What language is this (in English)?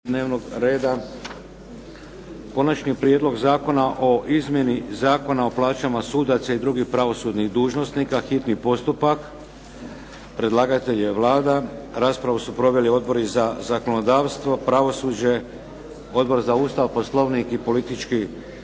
Croatian